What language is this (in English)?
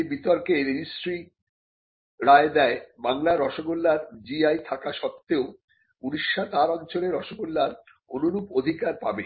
Bangla